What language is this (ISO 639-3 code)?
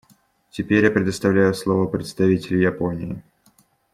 rus